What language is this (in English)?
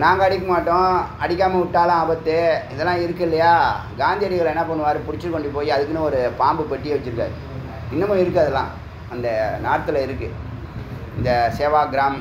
Tamil